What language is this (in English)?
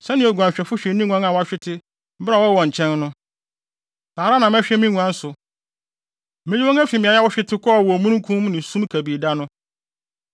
Akan